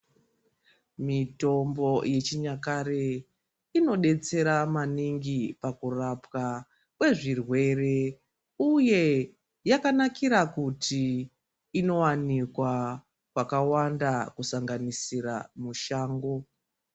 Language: Ndau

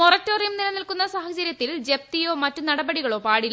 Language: Malayalam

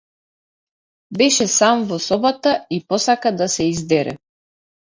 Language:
Macedonian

